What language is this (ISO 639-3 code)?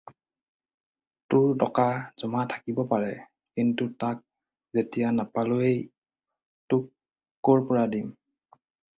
asm